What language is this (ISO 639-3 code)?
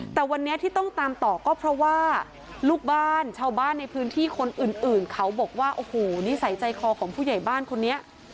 tha